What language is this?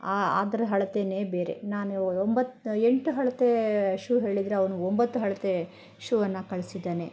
Kannada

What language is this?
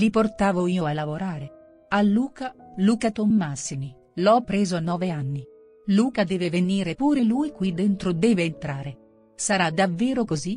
Italian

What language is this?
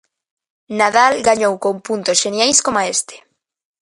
Galician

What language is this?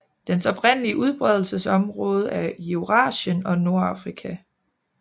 Danish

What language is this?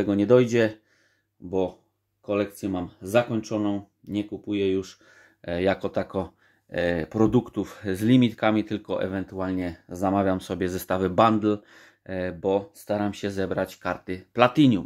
Polish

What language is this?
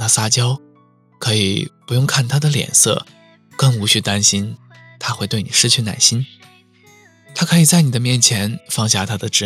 Chinese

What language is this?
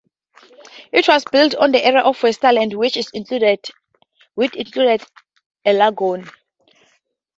English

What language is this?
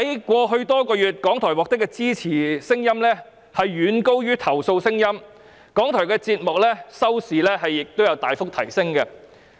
Cantonese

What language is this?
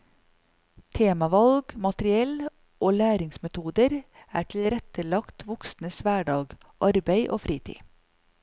Norwegian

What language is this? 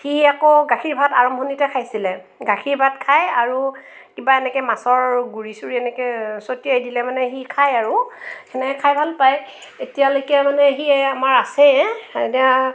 Assamese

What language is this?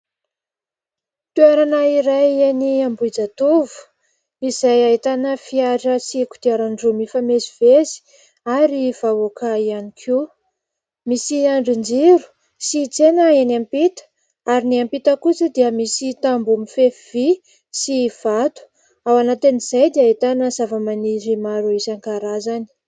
Malagasy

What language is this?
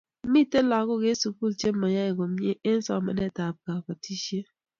Kalenjin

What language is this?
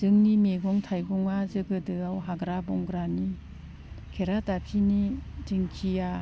Bodo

